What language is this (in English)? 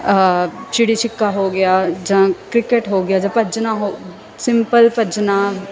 Punjabi